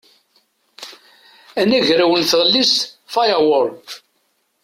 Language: Kabyle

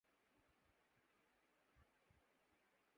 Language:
Urdu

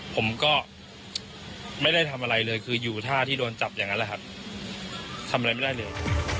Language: Thai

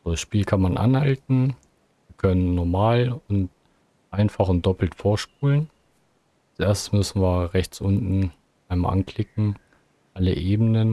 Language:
German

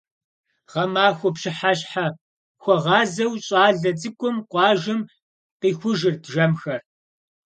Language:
Kabardian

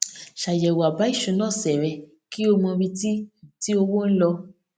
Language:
Yoruba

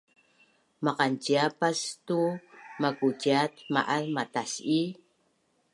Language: Bunun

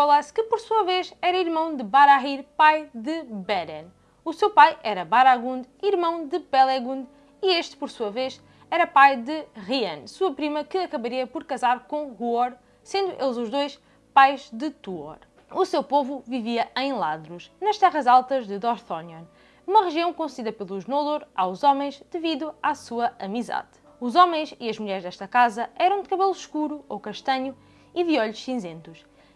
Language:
Portuguese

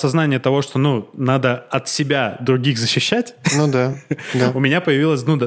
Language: Russian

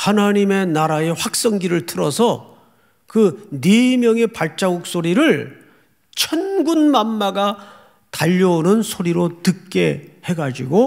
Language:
Korean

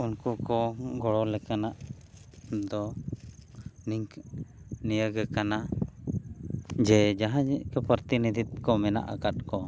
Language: Santali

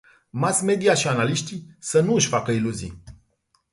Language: Romanian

